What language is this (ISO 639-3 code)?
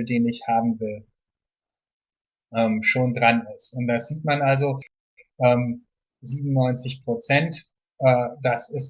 deu